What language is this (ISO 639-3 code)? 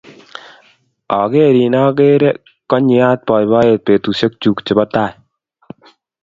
kln